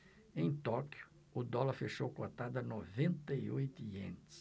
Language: Portuguese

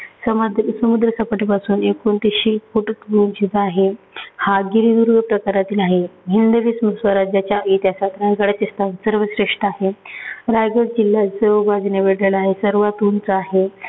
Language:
Marathi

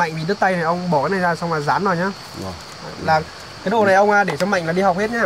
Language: Vietnamese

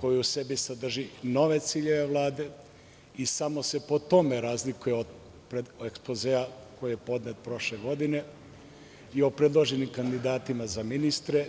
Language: Serbian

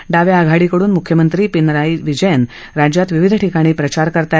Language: Marathi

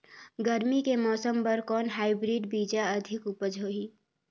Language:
Chhattisgarhi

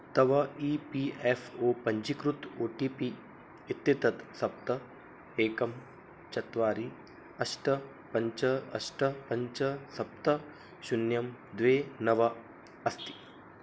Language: Sanskrit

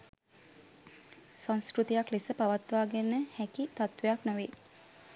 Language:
Sinhala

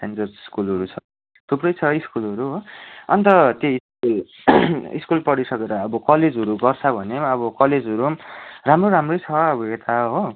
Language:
Nepali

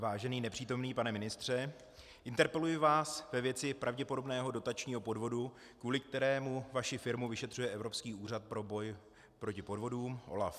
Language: Czech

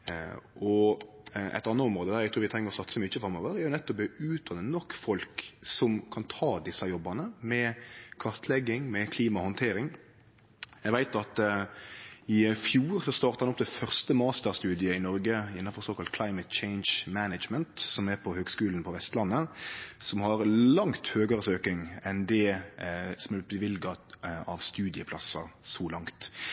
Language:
Norwegian Nynorsk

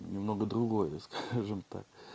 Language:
Russian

